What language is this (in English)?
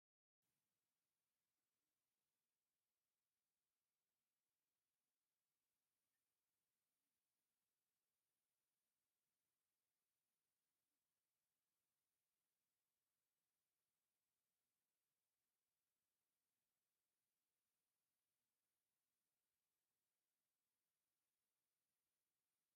Tigrinya